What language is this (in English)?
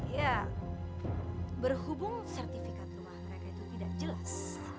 Indonesian